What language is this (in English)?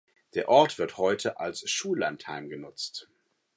German